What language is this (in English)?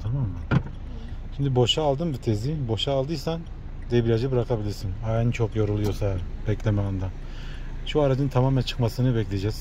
Turkish